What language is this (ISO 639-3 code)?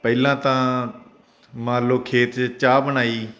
pan